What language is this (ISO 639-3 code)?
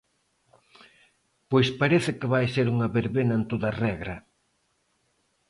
glg